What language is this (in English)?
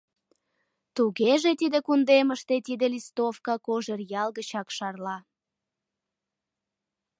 Mari